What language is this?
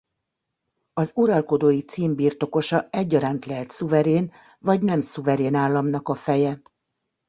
Hungarian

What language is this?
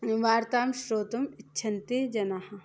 Sanskrit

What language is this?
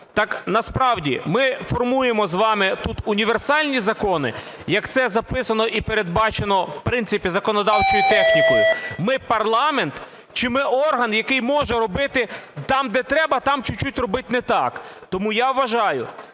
Ukrainian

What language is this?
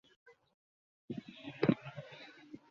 Bangla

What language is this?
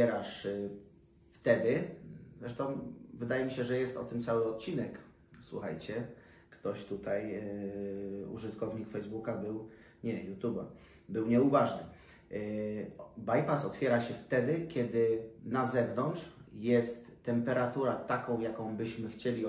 Polish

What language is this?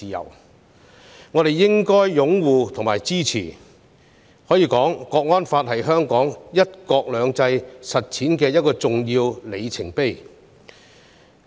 Cantonese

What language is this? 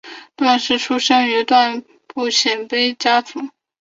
Chinese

